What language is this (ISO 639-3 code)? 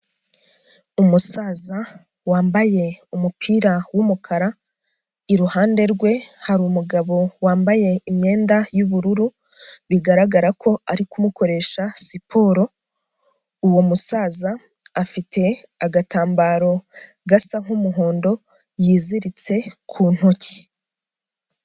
kin